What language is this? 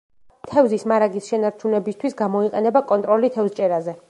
Georgian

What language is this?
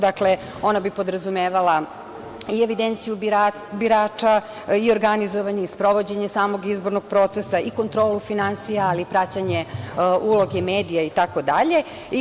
Serbian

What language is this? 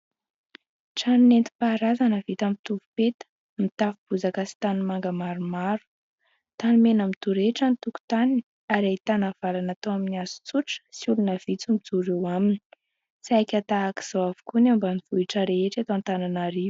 Malagasy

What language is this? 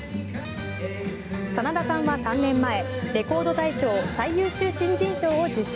Japanese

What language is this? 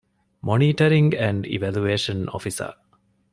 Divehi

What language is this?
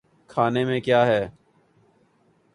Urdu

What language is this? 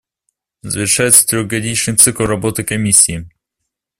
Russian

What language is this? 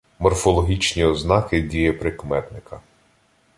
Ukrainian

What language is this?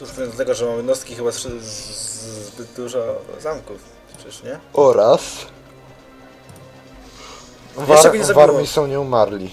Polish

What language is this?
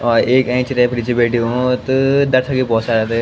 Garhwali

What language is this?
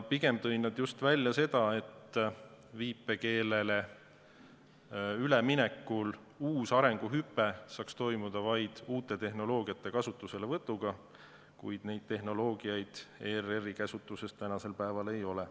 Estonian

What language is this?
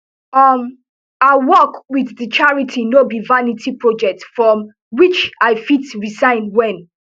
Nigerian Pidgin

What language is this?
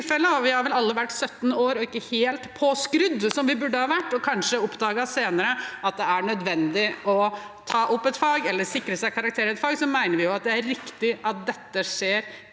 Norwegian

